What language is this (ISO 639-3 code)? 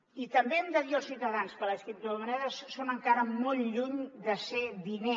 cat